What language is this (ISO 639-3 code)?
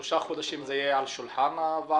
heb